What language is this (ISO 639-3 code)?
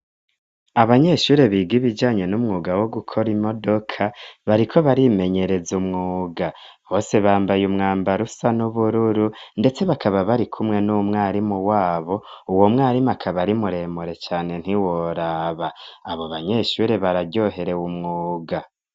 run